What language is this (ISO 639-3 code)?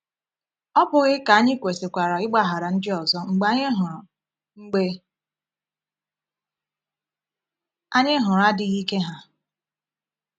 ibo